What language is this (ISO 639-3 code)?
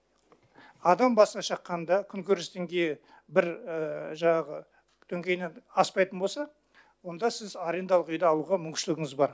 kaz